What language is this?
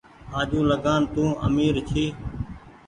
Goaria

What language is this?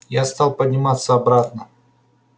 Russian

